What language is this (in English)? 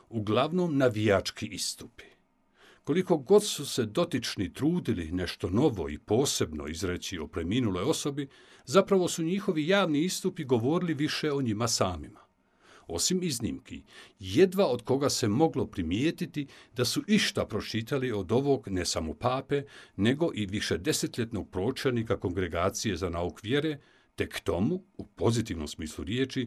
Croatian